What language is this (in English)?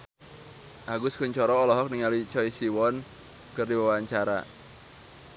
Sundanese